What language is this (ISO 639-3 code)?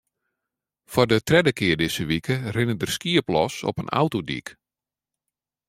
fry